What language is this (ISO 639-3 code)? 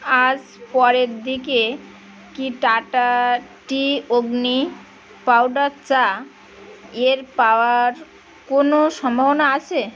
ben